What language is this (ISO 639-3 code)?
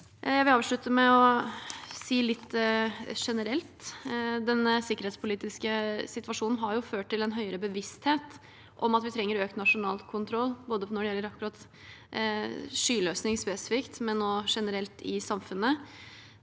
nor